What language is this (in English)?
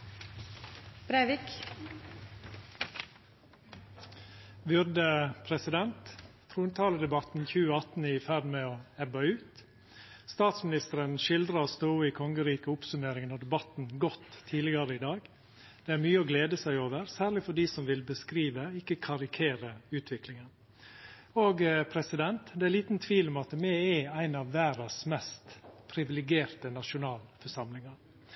Norwegian